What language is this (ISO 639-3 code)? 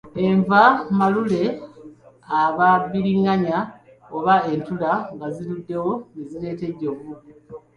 lug